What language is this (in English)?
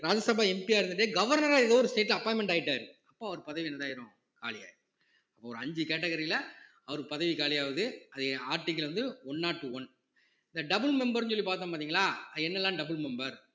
Tamil